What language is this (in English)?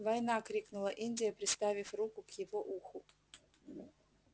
Russian